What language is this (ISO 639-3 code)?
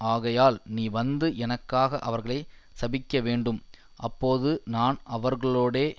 tam